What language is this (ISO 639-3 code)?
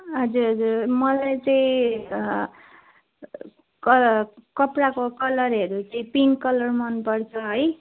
nep